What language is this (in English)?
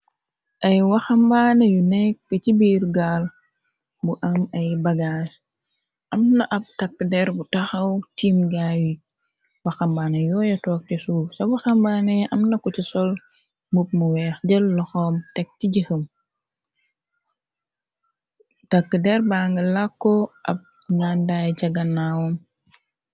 Wolof